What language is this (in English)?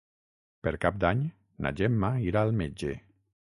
Catalan